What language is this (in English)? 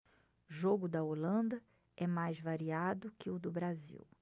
Portuguese